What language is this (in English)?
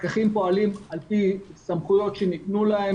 Hebrew